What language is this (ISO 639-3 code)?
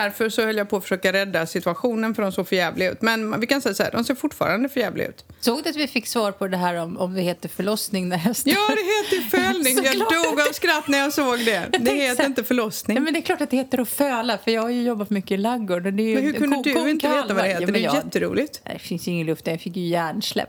swe